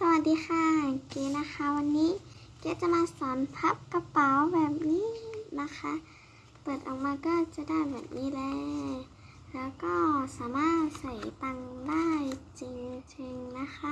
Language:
Thai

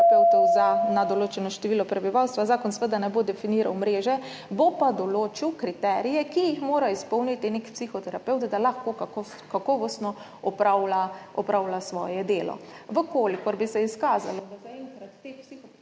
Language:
Slovenian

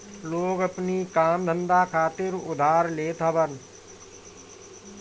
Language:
Bhojpuri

